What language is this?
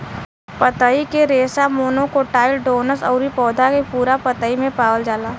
Bhojpuri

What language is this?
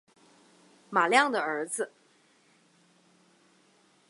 Chinese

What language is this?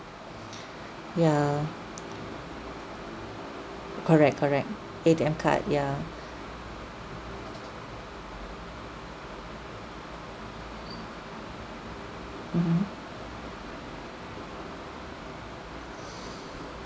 English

